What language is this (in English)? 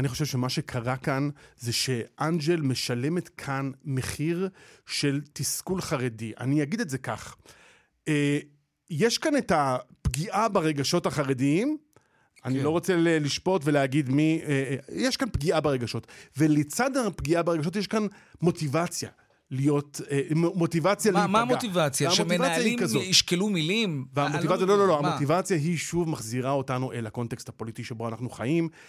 Hebrew